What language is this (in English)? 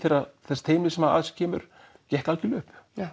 Icelandic